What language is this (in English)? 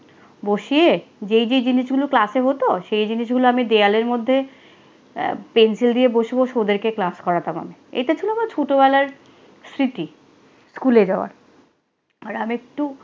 Bangla